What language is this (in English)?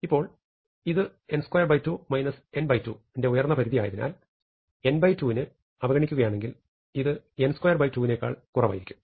Malayalam